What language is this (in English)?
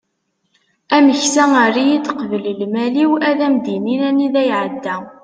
Kabyle